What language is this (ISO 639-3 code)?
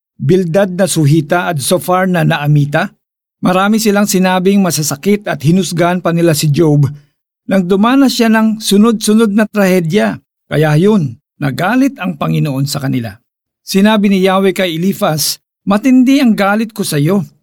fil